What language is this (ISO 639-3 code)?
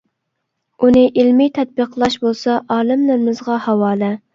uig